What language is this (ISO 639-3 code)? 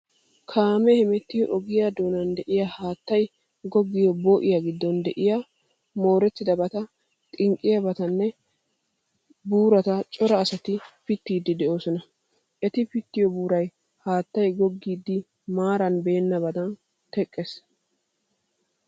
wal